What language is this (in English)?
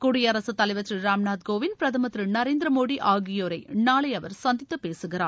Tamil